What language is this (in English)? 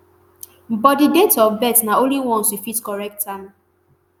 Nigerian Pidgin